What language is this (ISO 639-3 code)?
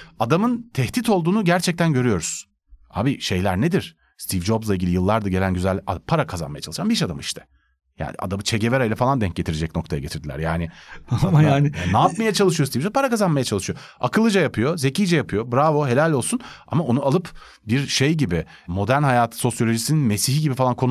tur